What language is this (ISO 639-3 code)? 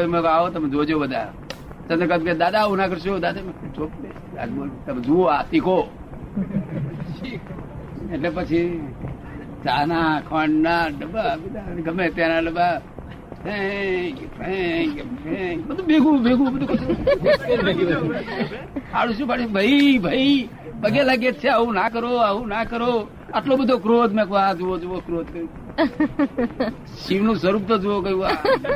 guj